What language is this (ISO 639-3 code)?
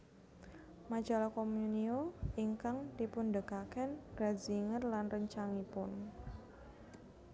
jav